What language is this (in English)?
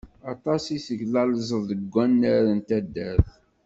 Kabyle